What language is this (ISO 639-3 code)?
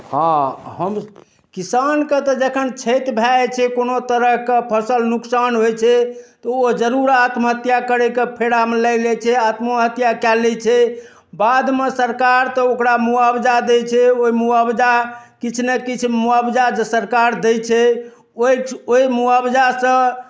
mai